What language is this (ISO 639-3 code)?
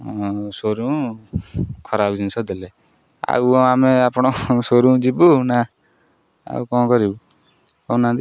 ori